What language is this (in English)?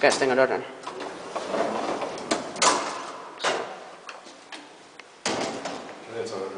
Swedish